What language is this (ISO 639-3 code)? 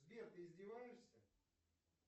rus